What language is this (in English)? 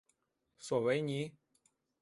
Chinese